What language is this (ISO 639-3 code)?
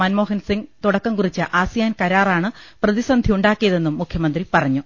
mal